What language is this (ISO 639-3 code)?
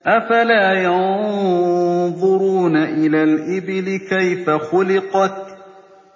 ara